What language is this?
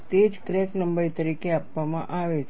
Gujarati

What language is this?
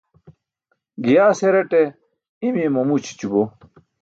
Burushaski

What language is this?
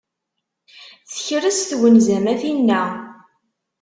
Kabyle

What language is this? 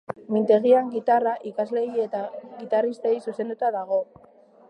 Basque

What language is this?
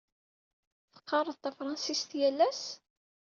Kabyle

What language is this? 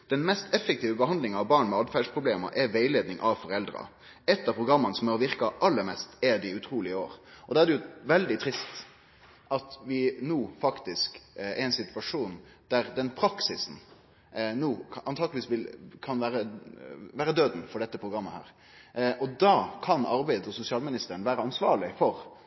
Norwegian Nynorsk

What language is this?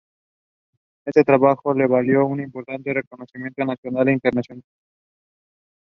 Spanish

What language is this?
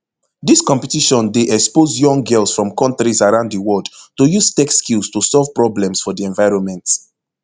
Nigerian Pidgin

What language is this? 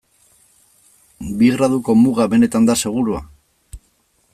Basque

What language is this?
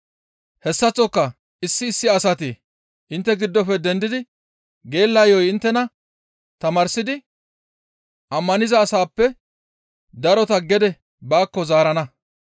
Gamo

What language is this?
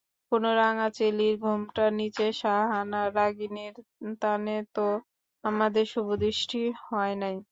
Bangla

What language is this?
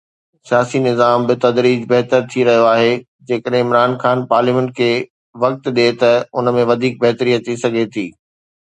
Sindhi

